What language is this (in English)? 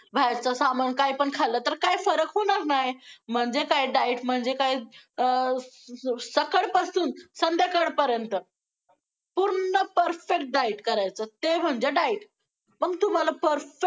Marathi